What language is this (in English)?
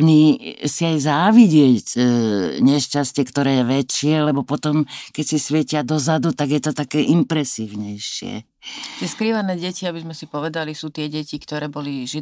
Slovak